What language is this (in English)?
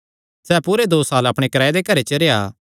Kangri